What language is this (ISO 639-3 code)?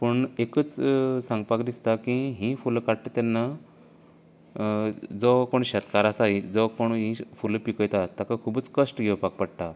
kok